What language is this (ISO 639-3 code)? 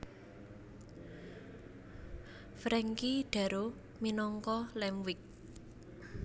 jav